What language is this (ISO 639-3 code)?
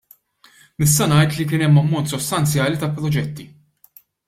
mlt